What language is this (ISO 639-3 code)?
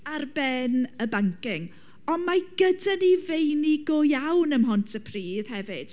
cym